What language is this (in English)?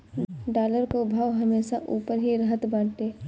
Bhojpuri